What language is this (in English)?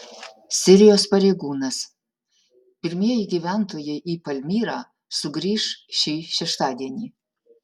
Lithuanian